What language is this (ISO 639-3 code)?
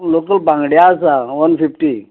kok